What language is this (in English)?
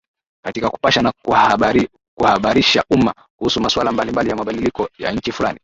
Swahili